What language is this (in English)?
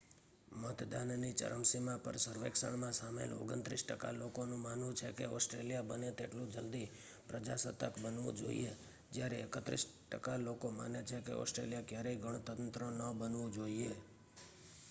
Gujarati